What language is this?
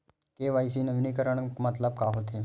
Chhattisgarhi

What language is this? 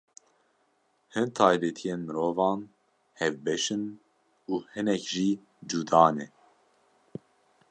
Kurdish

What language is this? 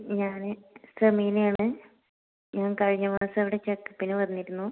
Malayalam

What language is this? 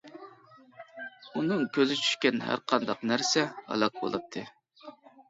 Uyghur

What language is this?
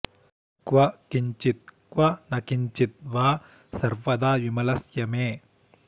Sanskrit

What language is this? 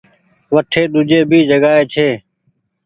Goaria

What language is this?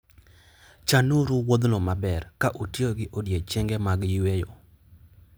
Luo (Kenya and Tanzania)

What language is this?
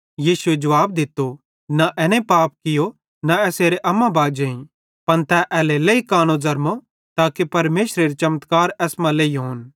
Bhadrawahi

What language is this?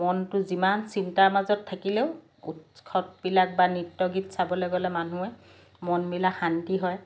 Assamese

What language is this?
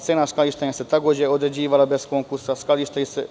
Serbian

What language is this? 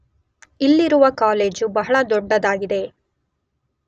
Kannada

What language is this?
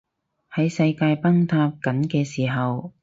Cantonese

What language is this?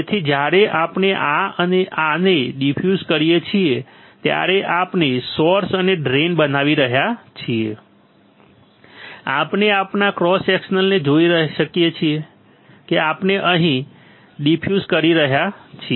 Gujarati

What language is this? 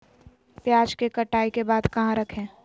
Magahi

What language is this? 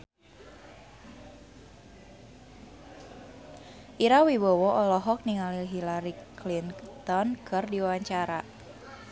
Sundanese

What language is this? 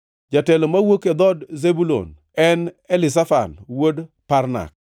Luo (Kenya and Tanzania)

